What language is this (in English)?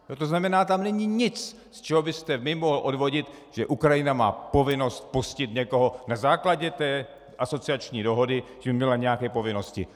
Czech